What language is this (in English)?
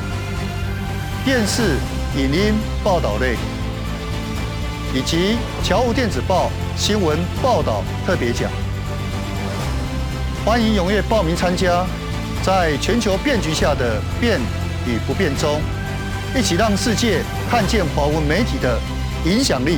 Chinese